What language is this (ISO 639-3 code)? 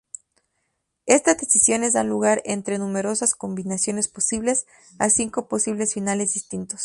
spa